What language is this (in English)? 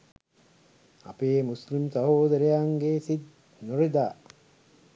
Sinhala